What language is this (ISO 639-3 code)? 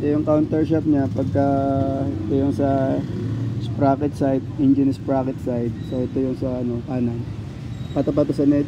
fil